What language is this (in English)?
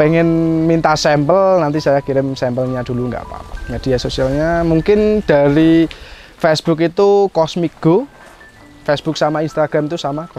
Indonesian